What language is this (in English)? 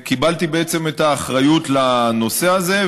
Hebrew